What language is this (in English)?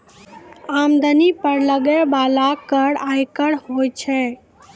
Maithili